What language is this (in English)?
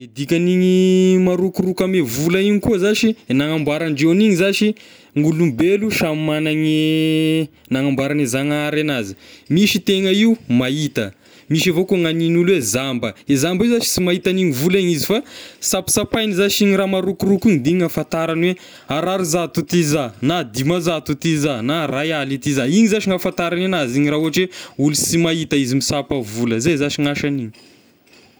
Tesaka Malagasy